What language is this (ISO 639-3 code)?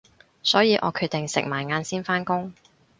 yue